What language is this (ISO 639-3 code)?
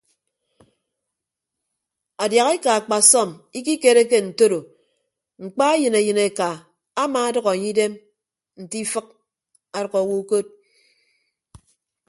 ibb